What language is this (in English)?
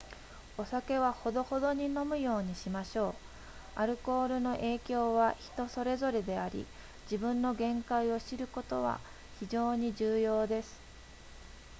Japanese